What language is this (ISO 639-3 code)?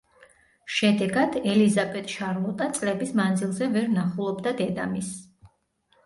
kat